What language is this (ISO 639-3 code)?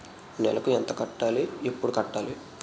tel